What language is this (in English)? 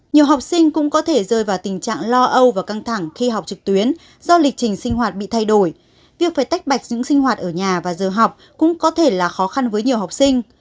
Vietnamese